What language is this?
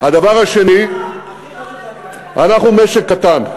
Hebrew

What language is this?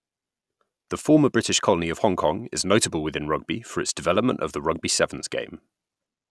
English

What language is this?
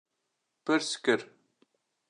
Kurdish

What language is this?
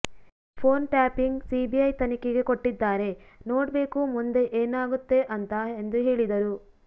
Kannada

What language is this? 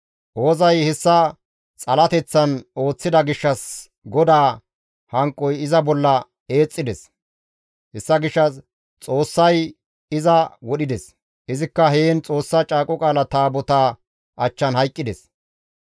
Gamo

